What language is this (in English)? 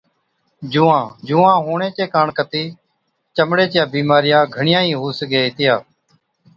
Od